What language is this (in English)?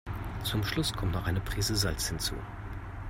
German